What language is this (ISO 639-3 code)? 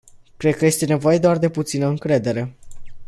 ron